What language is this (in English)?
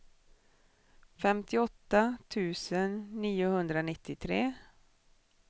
Swedish